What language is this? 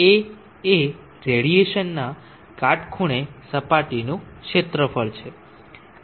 Gujarati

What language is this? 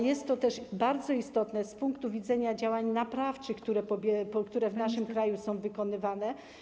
Polish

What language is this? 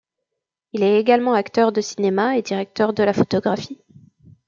French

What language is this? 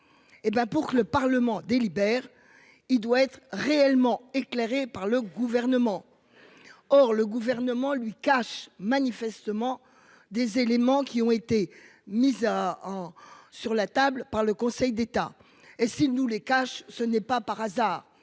French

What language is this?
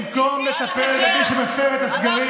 Hebrew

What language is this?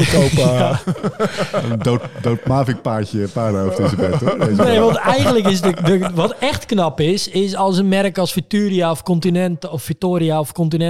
Dutch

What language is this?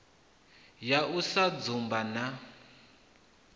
Venda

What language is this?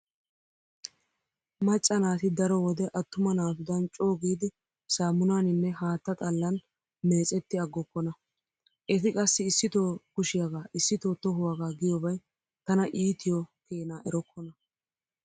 Wolaytta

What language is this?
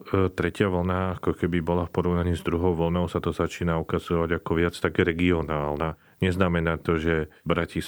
Slovak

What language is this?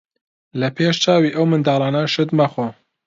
Central Kurdish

